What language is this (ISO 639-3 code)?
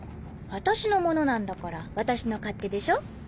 jpn